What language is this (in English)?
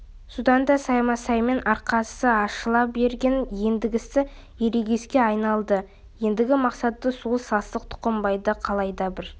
Kazakh